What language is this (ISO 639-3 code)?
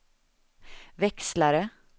swe